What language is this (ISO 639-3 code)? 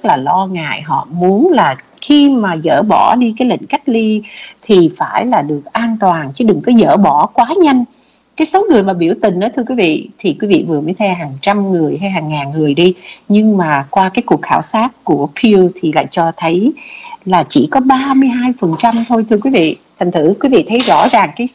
vie